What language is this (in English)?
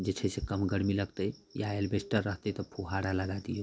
Maithili